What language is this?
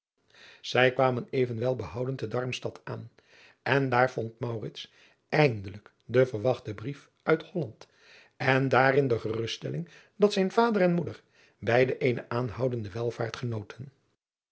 Dutch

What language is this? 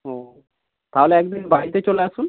Bangla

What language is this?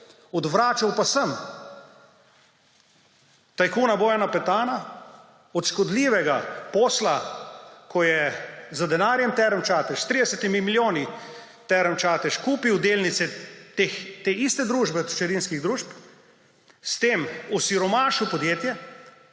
Slovenian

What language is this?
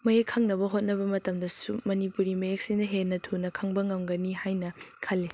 Manipuri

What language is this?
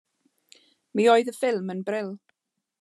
Welsh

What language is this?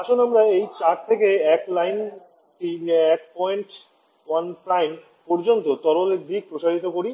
Bangla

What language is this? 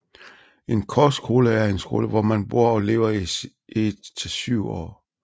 Danish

